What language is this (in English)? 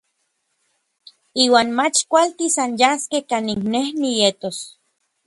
Orizaba Nahuatl